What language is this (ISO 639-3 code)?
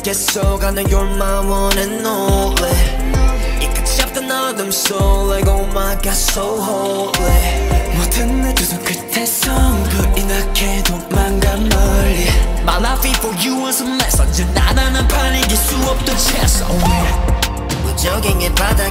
tha